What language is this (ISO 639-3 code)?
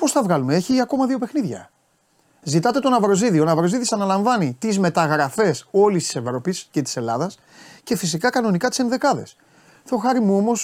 ell